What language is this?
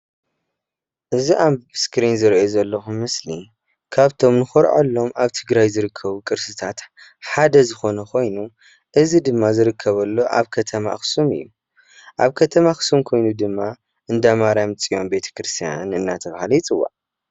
Tigrinya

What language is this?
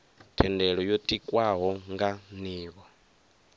Venda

